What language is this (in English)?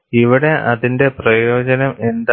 Malayalam